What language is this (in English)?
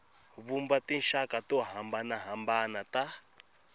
Tsonga